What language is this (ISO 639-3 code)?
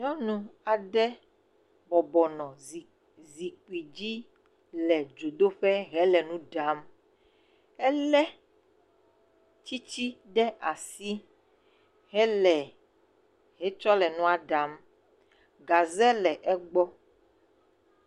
ewe